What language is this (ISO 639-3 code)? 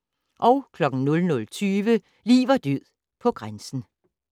dan